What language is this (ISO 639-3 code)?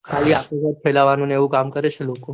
guj